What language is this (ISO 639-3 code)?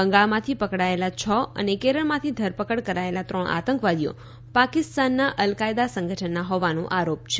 guj